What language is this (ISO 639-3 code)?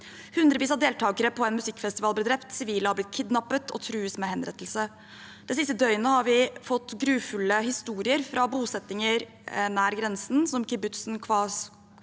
nor